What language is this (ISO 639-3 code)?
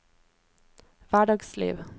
nor